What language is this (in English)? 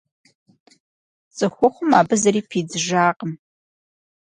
Kabardian